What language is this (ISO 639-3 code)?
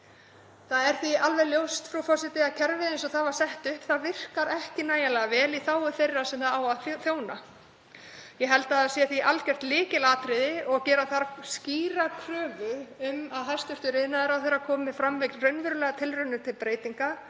isl